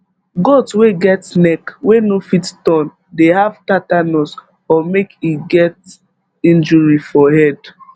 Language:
Nigerian Pidgin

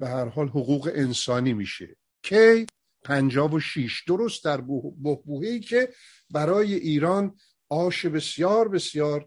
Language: Persian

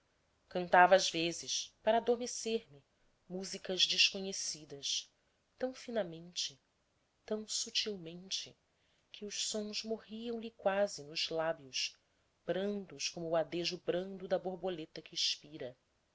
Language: Portuguese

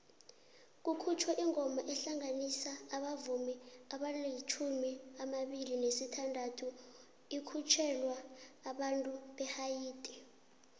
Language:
South Ndebele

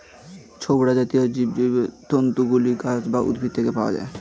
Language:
Bangla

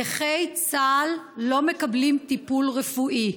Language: Hebrew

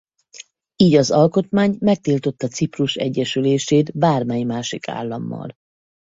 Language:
Hungarian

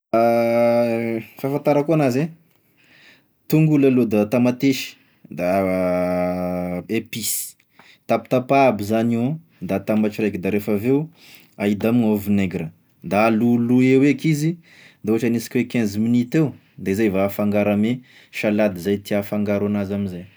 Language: Tesaka Malagasy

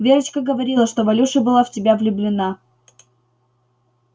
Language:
Russian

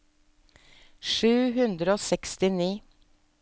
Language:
Norwegian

